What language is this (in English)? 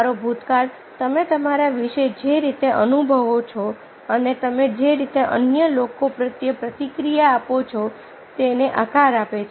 Gujarati